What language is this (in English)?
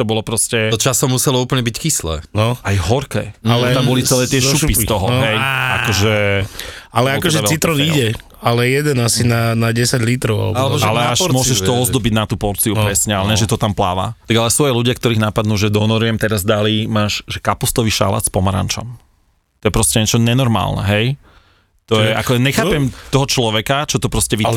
Slovak